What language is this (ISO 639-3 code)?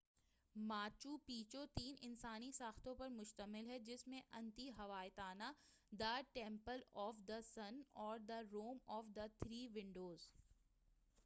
urd